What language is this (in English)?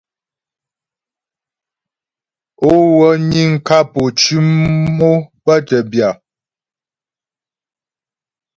Ghomala